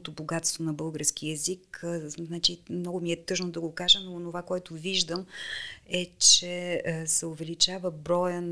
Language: Bulgarian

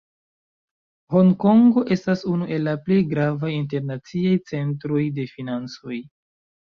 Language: Esperanto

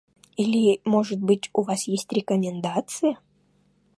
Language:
Russian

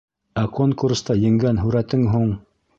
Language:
Bashkir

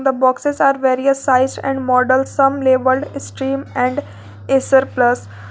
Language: English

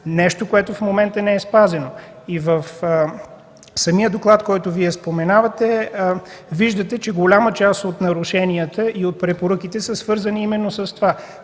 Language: Bulgarian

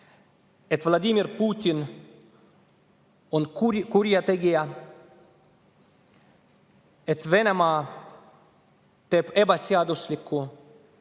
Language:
Estonian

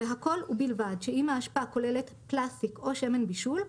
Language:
Hebrew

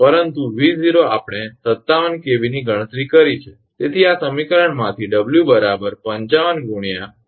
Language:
Gujarati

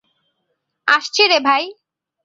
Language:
Bangla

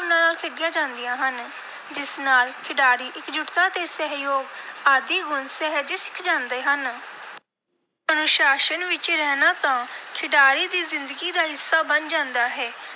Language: Punjabi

